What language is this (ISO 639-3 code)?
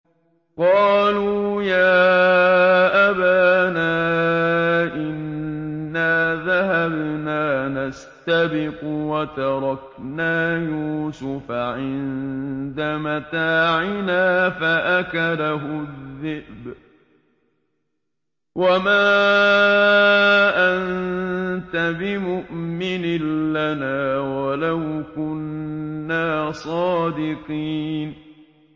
ara